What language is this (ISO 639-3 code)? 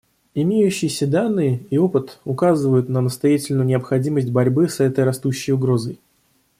rus